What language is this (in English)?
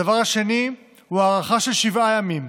Hebrew